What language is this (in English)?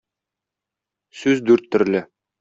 Tatar